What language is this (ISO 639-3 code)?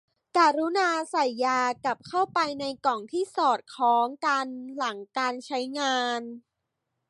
tha